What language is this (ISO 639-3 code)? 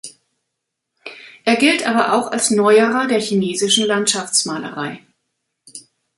deu